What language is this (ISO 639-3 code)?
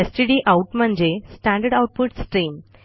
mar